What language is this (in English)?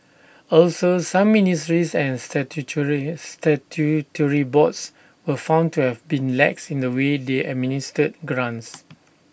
English